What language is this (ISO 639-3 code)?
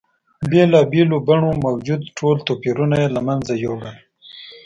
pus